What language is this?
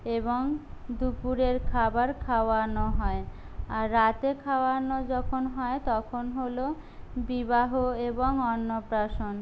Bangla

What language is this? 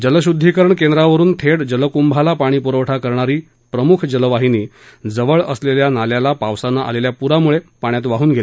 Marathi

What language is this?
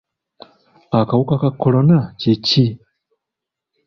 Ganda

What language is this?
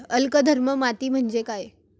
Marathi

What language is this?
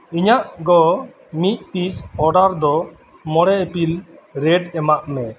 Santali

